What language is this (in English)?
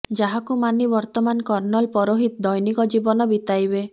Odia